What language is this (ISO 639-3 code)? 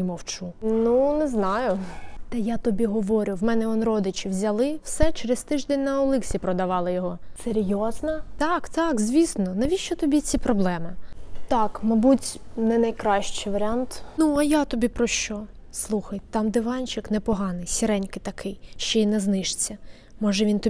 ukr